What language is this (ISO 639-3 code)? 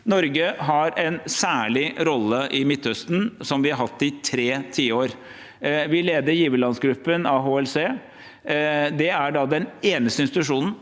nor